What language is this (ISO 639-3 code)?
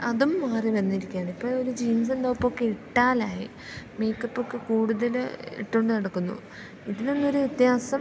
mal